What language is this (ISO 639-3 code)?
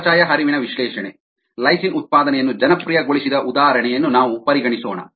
kan